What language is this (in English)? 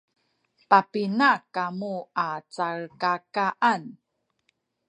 Sakizaya